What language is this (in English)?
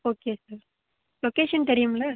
Tamil